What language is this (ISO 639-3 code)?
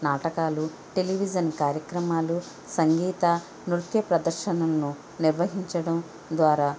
tel